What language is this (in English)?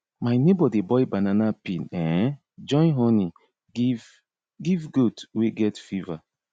Nigerian Pidgin